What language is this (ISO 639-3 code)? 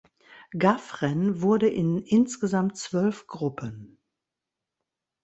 deu